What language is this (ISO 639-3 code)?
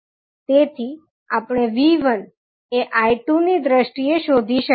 guj